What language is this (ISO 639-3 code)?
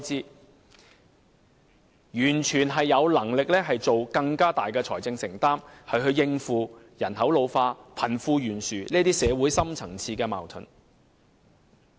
yue